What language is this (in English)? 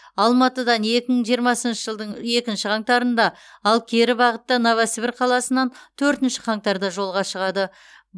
Kazakh